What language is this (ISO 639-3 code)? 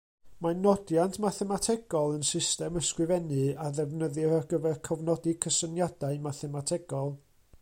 cym